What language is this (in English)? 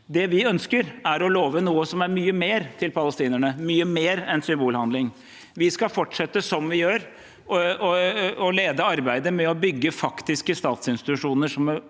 Norwegian